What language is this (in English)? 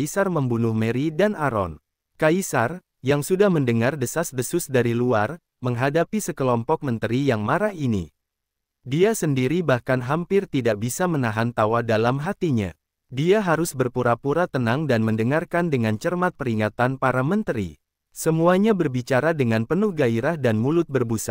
Indonesian